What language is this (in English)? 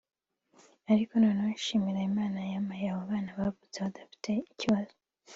Kinyarwanda